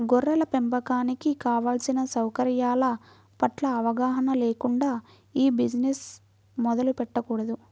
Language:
Telugu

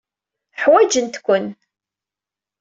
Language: Kabyle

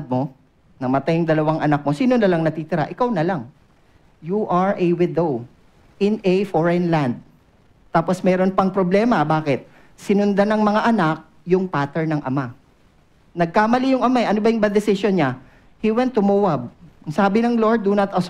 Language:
Filipino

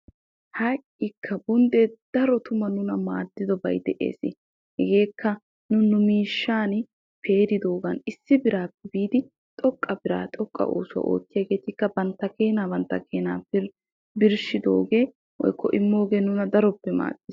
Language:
Wolaytta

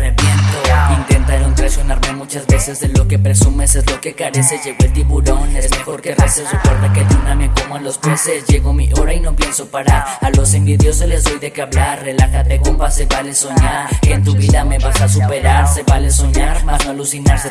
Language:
Spanish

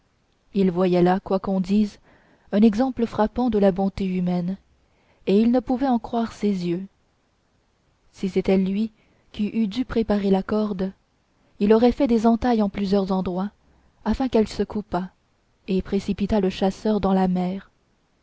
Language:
French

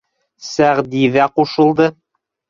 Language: Bashkir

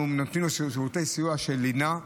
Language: Hebrew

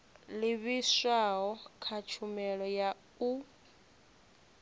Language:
Venda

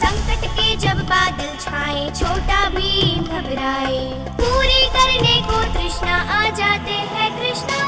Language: Hindi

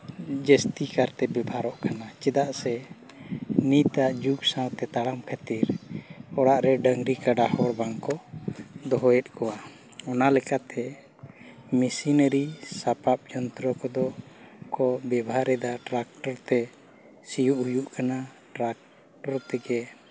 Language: Santali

